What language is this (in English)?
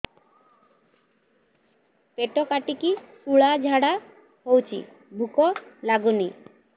Odia